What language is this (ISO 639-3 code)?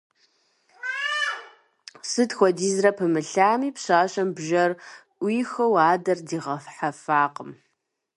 kbd